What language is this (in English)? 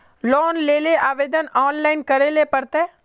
Magahi